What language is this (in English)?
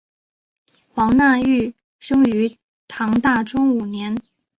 Chinese